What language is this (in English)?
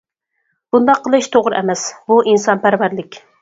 Uyghur